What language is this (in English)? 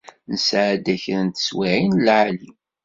Kabyle